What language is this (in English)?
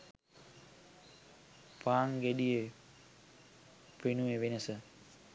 Sinhala